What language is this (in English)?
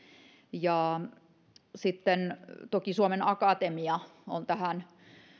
Finnish